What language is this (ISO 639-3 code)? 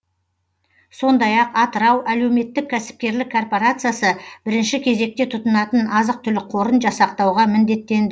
kaz